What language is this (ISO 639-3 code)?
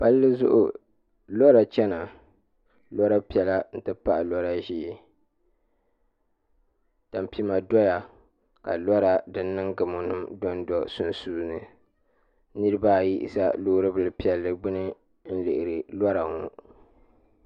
dag